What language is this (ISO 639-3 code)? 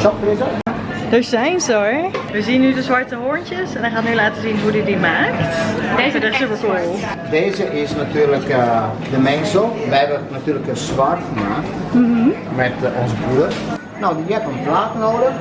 nld